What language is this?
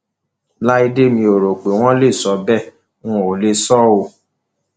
Yoruba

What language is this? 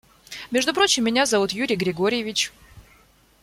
Russian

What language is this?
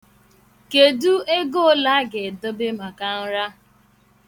Igbo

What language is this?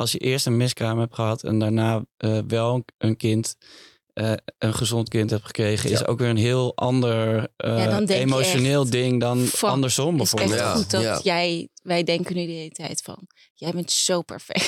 Dutch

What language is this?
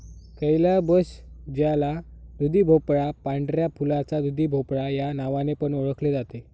Marathi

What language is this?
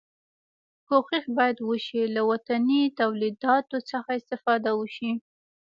Pashto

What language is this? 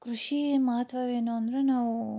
Kannada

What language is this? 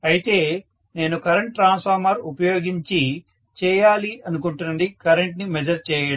Telugu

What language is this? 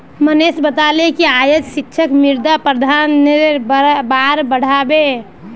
Magahi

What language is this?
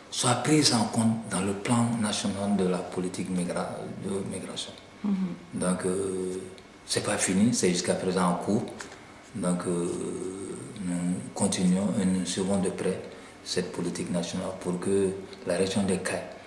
French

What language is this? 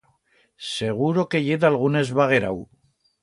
Aragonese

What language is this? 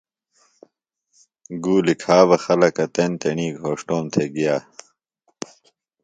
Phalura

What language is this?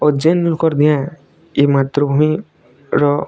Odia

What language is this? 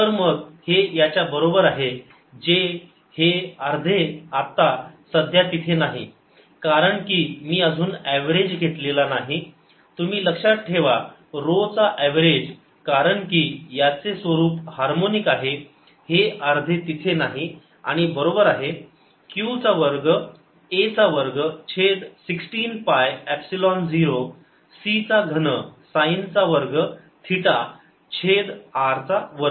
Marathi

